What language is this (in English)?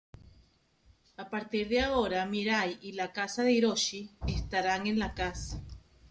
Spanish